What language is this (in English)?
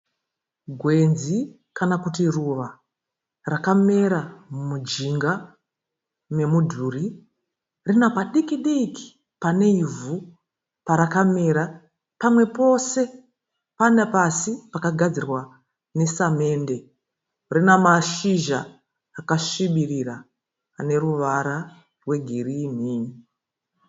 Shona